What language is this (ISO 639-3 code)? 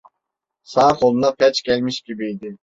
tur